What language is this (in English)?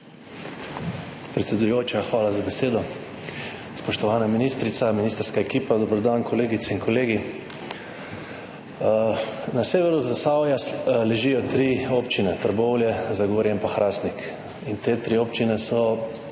Slovenian